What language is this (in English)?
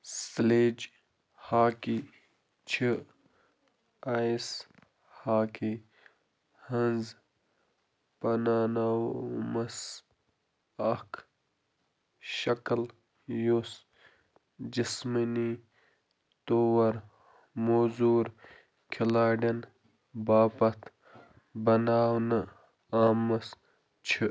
Kashmiri